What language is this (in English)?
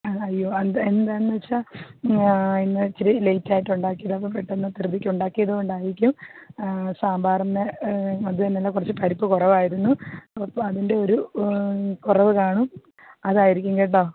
Malayalam